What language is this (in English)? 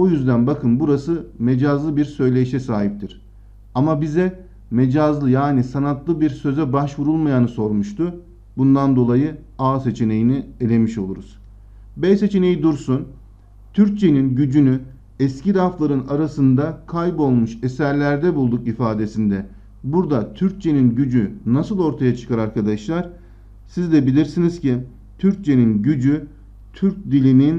Turkish